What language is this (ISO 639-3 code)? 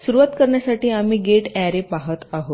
mar